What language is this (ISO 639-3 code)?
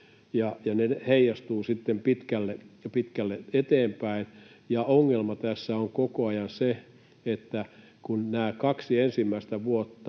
fin